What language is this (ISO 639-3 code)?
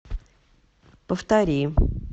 rus